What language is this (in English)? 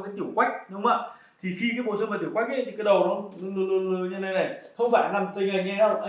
Vietnamese